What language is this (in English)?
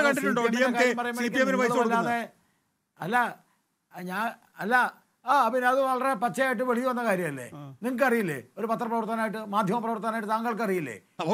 Malayalam